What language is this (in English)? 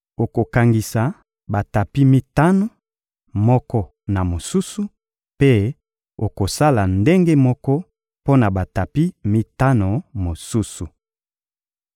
Lingala